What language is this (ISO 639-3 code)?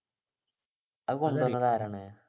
mal